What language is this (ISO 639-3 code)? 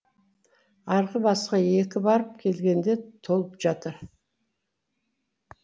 kaz